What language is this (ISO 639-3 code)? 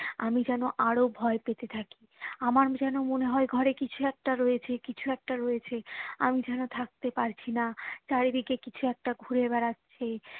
ben